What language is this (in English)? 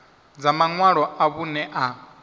Venda